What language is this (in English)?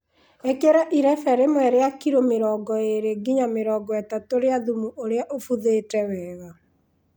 Kikuyu